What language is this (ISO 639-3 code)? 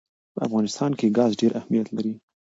pus